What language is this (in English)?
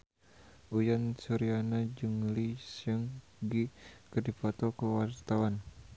Sundanese